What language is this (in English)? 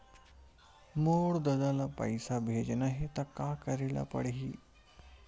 Chhattisgarhi